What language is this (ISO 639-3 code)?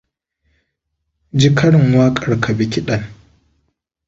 hau